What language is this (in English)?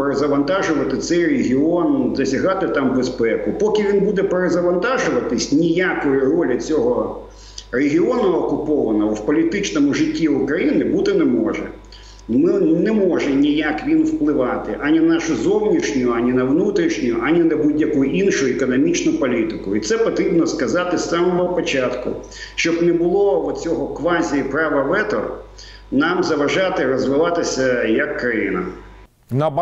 Ukrainian